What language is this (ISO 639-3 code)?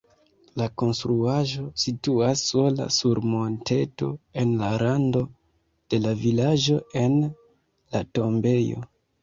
epo